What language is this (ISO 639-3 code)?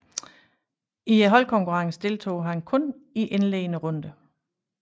dan